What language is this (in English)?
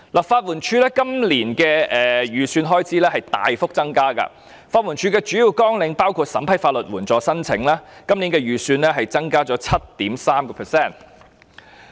Cantonese